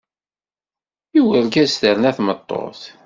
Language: Kabyle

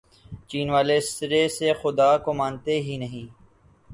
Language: Urdu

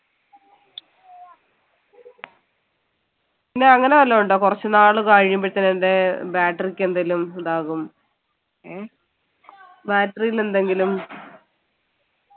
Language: Malayalam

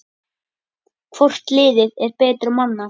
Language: Icelandic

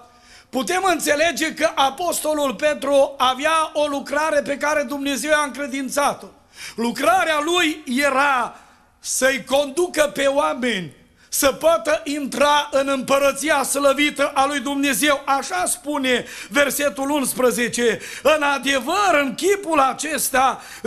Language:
Romanian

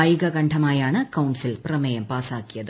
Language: Malayalam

